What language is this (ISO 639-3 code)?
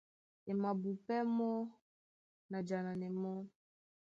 dua